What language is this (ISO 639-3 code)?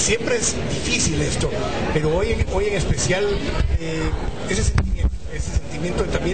spa